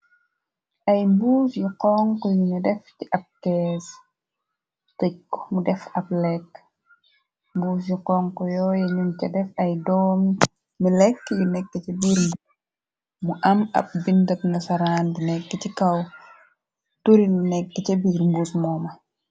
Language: Wolof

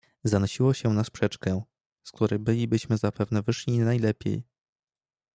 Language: Polish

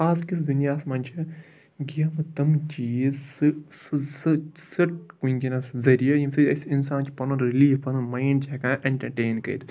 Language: Kashmiri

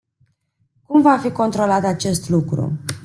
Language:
Romanian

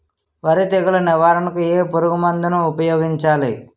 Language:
Telugu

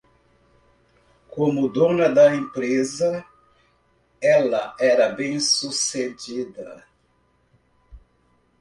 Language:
Portuguese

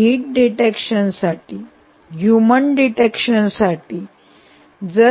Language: Marathi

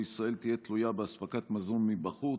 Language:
Hebrew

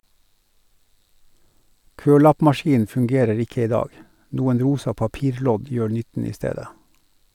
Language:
Norwegian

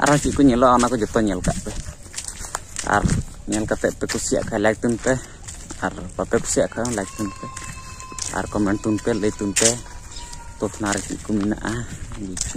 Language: Indonesian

